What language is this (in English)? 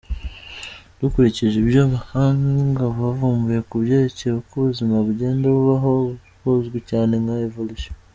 Kinyarwanda